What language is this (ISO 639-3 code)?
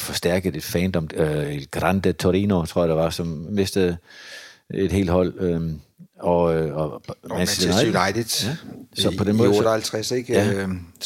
dan